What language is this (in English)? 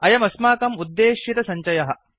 Sanskrit